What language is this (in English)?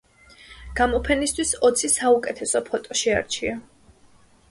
Georgian